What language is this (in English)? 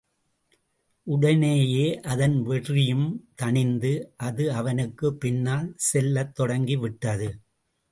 Tamil